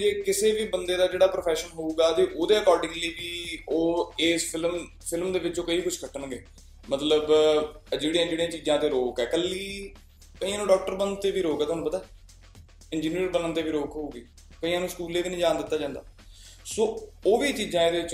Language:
Punjabi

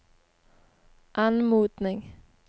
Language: Norwegian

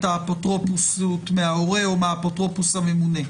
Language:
Hebrew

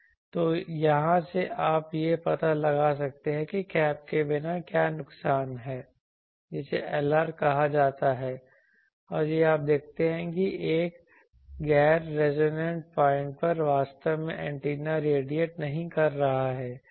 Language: Hindi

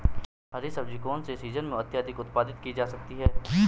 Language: Hindi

